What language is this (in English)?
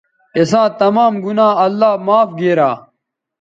Bateri